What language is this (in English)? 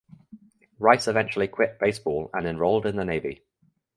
English